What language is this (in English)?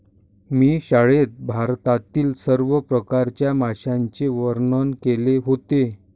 Marathi